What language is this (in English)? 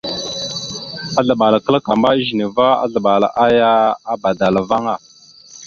Mada (Cameroon)